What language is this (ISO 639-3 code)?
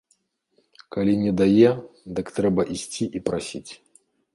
bel